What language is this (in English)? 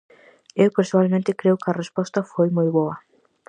Galician